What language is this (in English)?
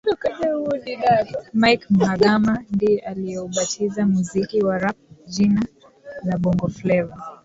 Swahili